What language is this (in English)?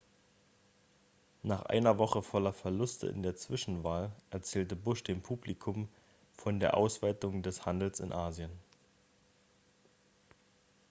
German